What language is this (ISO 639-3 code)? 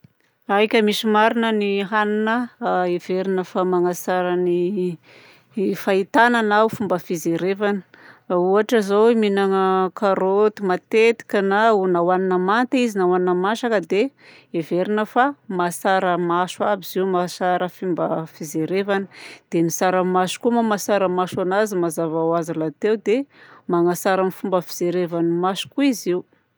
bzc